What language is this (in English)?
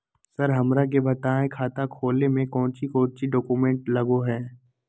Magahi